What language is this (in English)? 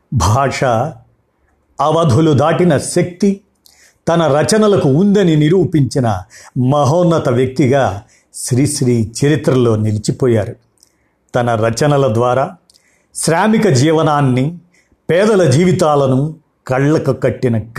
Telugu